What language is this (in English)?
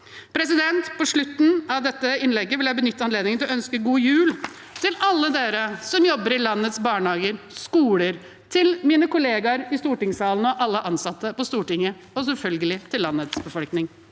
Norwegian